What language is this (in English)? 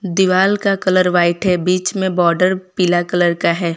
Hindi